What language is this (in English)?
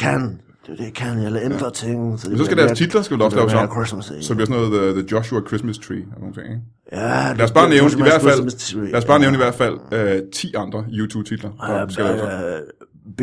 Danish